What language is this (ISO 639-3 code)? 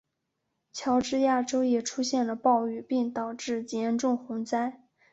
zho